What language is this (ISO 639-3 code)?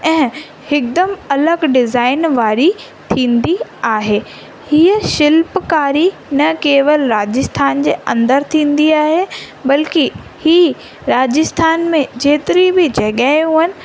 snd